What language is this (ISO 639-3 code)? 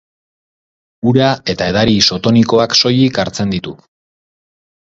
eus